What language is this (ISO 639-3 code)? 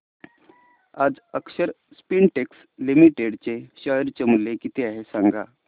mar